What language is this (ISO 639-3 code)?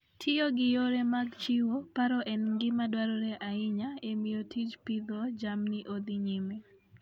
luo